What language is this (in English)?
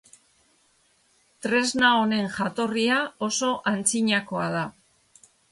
Basque